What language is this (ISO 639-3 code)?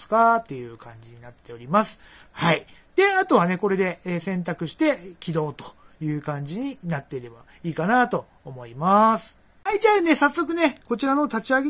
jpn